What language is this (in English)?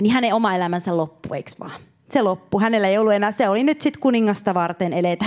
Finnish